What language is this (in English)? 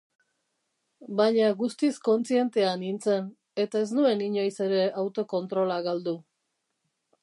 Basque